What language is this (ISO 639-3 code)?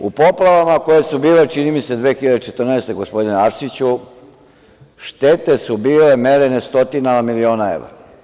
srp